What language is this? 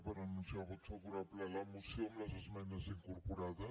Catalan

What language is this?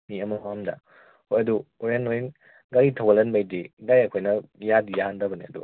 Manipuri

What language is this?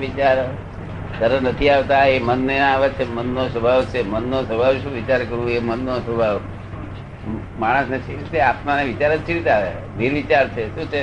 Gujarati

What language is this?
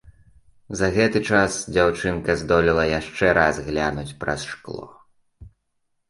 Belarusian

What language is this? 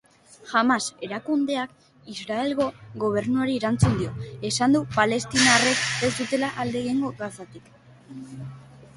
Basque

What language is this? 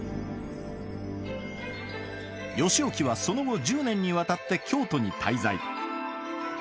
Japanese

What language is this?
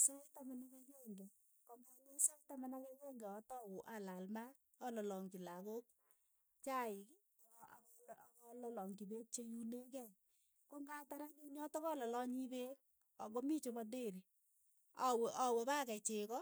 Keiyo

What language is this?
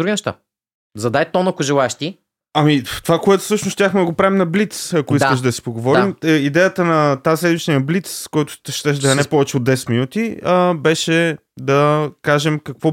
Bulgarian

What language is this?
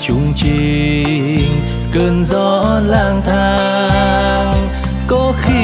Vietnamese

